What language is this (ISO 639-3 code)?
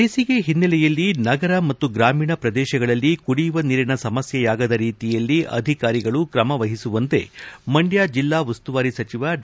kan